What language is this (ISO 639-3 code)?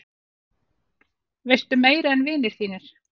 isl